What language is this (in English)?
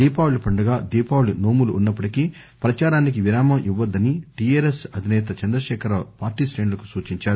Telugu